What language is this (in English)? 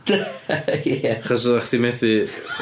Welsh